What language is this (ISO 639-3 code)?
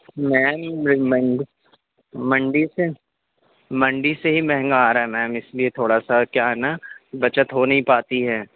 urd